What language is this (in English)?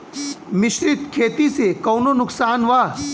Bhojpuri